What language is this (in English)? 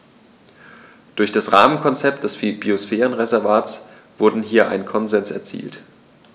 German